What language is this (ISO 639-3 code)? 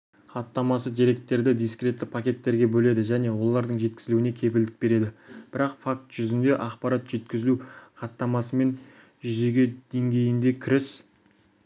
kaz